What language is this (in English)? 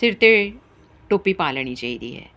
Punjabi